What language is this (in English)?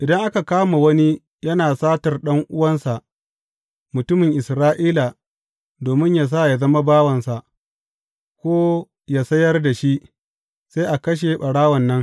Hausa